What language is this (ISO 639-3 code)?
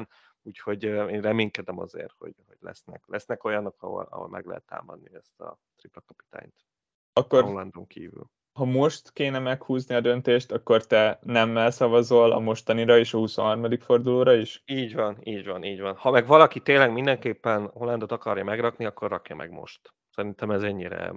hun